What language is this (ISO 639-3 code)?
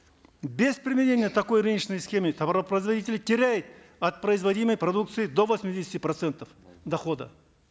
kaz